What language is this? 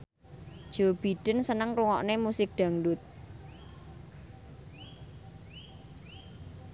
Javanese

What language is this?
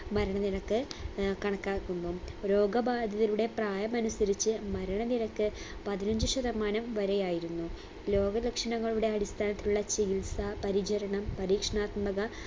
Malayalam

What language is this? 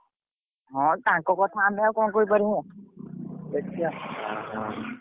Odia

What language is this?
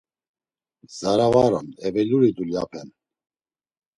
Laz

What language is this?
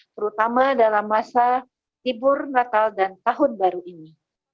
Indonesian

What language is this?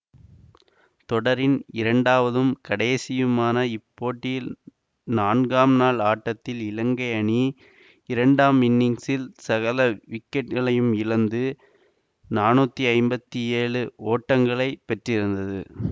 Tamil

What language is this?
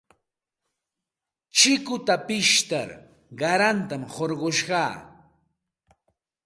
Santa Ana de Tusi Pasco Quechua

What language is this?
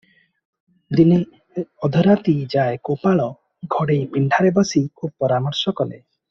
Odia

